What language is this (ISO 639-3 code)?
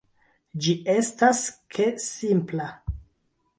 epo